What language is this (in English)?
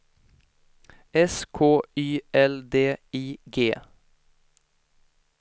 Swedish